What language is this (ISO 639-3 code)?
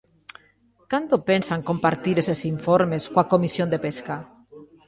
glg